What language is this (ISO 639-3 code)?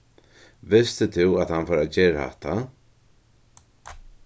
fao